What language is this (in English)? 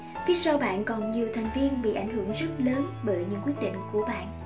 Vietnamese